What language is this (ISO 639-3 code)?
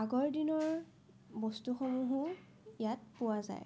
asm